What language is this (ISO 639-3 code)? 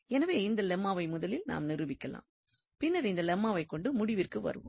tam